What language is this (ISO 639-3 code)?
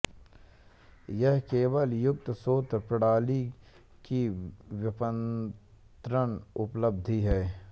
hin